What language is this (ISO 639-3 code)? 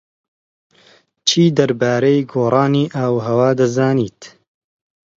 ckb